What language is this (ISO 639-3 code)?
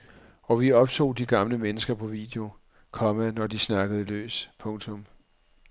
dan